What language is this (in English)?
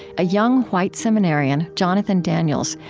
English